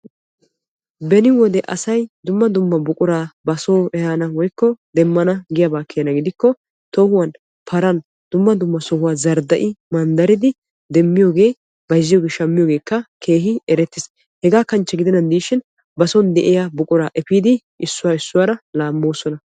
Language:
Wolaytta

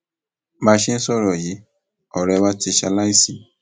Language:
Yoruba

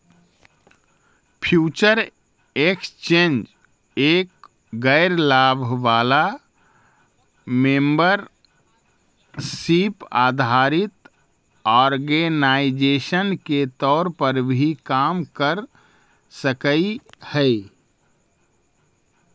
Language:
Magahi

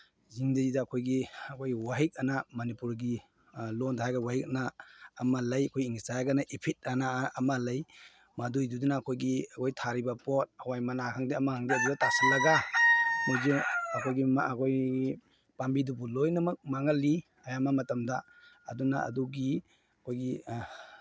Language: Manipuri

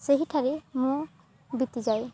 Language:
Odia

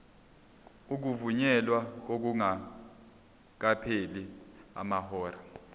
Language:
Zulu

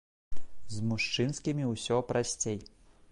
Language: Belarusian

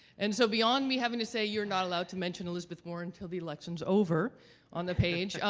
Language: English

